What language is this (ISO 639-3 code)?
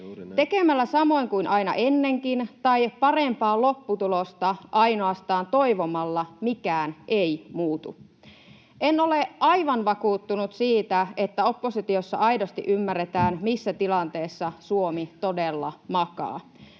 fin